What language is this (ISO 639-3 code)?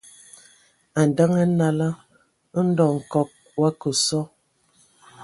ewo